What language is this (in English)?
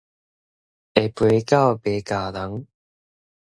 Min Nan Chinese